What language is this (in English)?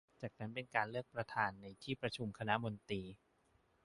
Thai